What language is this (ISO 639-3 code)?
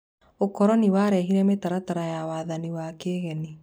kik